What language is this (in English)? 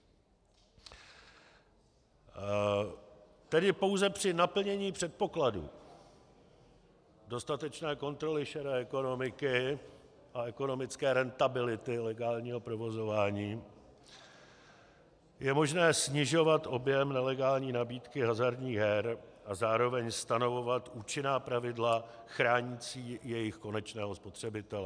Czech